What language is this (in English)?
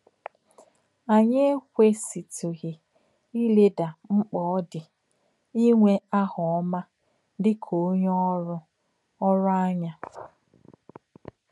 Igbo